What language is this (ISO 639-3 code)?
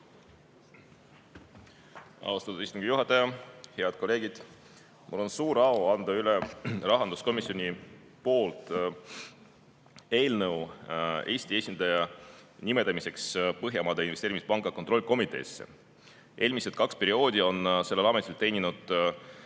est